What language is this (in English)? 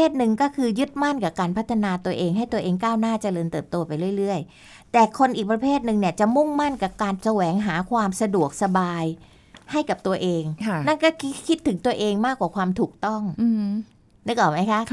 Thai